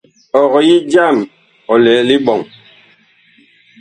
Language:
Bakoko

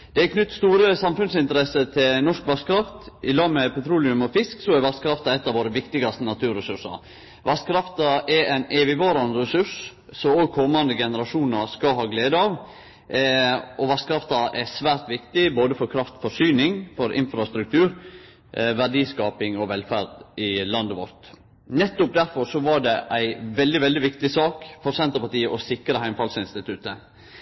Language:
Norwegian Nynorsk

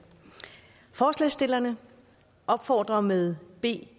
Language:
Danish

